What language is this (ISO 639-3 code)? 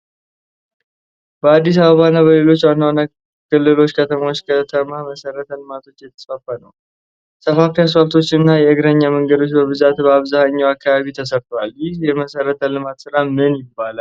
amh